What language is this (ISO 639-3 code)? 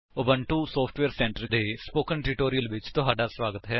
pan